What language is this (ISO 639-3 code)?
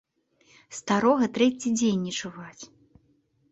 bel